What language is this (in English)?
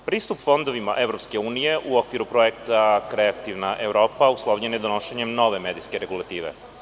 Serbian